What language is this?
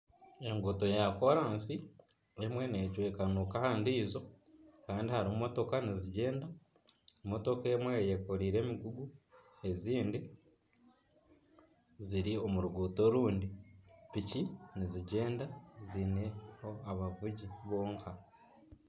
Nyankole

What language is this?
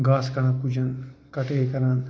Kashmiri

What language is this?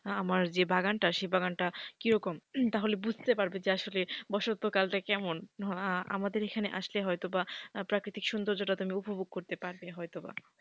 Bangla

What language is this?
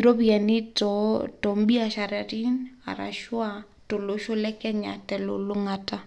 Masai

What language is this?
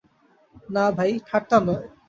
Bangla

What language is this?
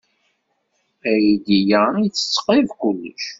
Kabyle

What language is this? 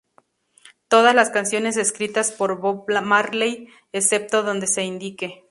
Spanish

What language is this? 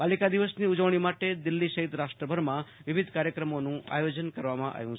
Gujarati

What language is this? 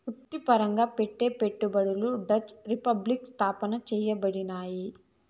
Telugu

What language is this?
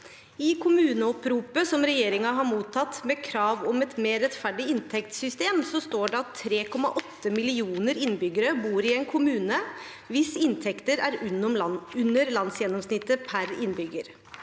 Norwegian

